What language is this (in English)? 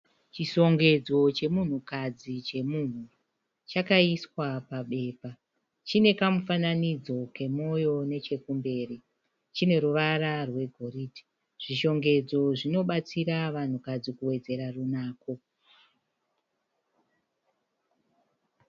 Shona